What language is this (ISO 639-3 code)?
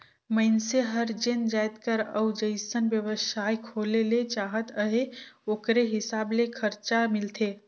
hne